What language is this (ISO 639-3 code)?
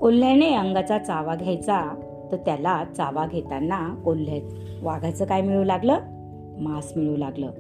mar